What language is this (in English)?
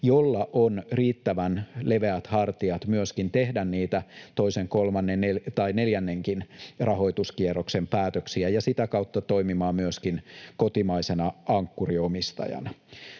Finnish